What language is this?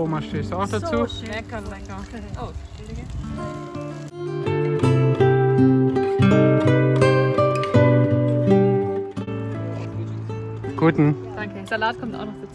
German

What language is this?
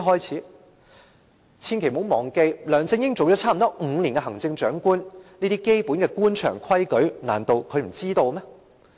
Cantonese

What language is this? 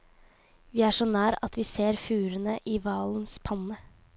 Norwegian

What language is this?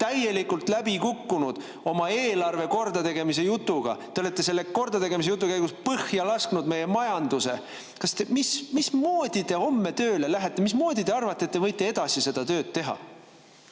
Estonian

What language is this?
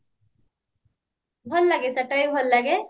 Odia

